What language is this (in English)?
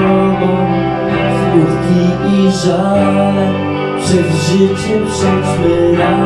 Polish